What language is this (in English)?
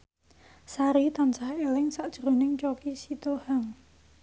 Javanese